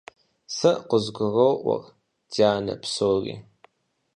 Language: Kabardian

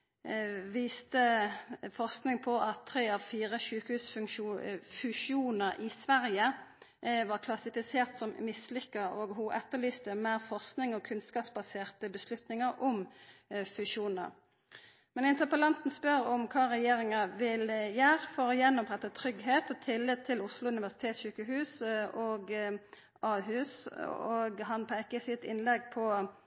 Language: Norwegian Nynorsk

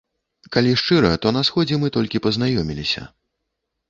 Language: Belarusian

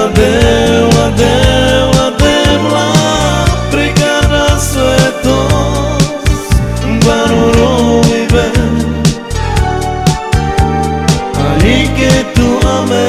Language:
Romanian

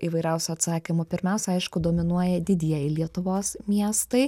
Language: Lithuanian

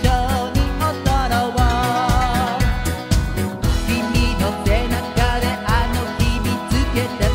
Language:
Thai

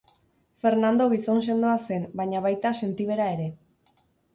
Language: Basque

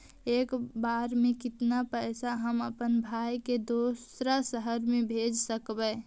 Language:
Magahi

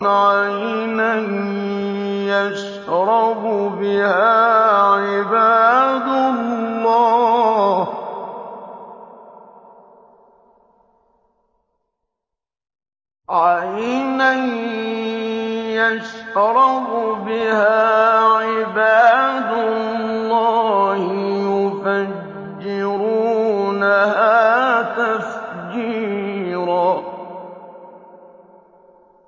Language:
Arabic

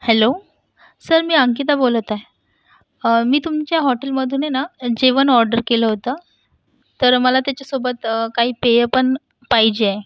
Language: Marathi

